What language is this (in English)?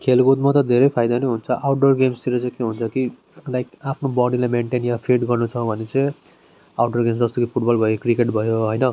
Nepali